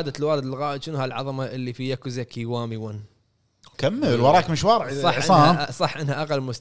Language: Arabic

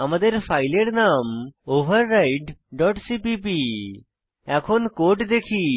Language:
Bangla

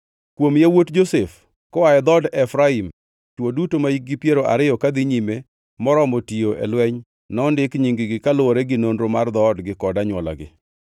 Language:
Luo (Kenya and Tanzania)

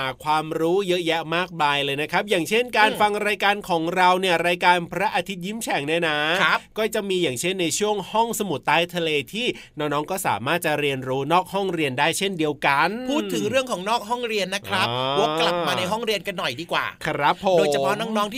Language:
Thai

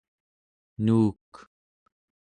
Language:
Central Yupik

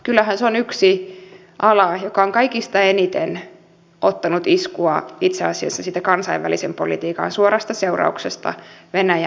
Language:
Finnish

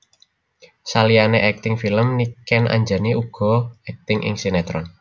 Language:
Javanese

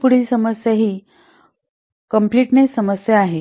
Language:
Marathi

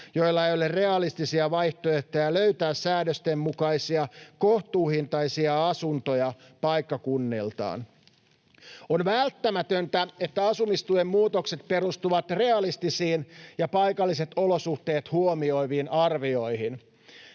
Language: Finnish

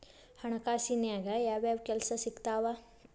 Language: Kannada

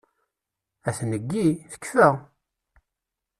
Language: Kabyle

